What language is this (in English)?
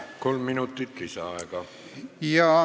Estonian